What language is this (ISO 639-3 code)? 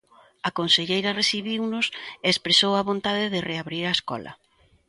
glg